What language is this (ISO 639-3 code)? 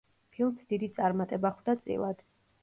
kat